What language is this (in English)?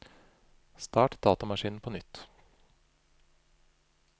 Norwegian